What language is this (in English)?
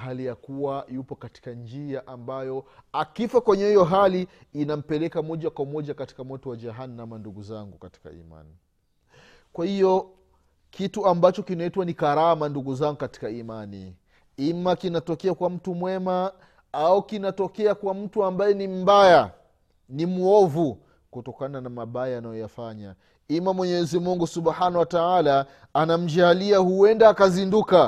Swahili